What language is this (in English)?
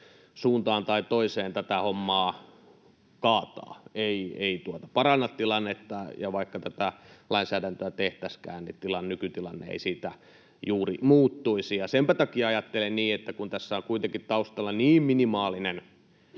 Finnish